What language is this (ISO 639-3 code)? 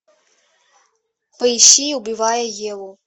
rus